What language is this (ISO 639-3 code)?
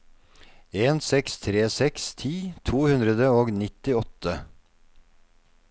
nor